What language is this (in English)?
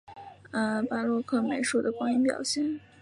Chinese